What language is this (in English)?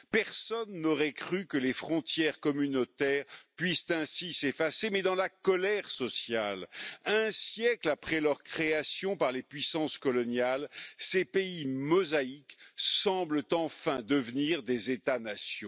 French